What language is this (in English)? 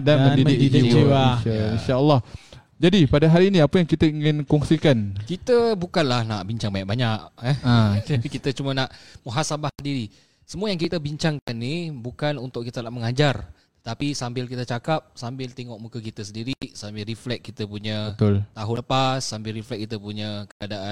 Malay